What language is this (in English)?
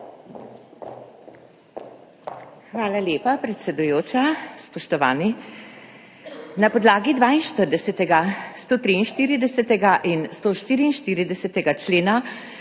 Slovenian